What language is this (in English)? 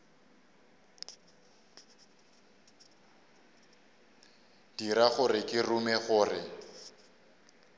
Northern Sotho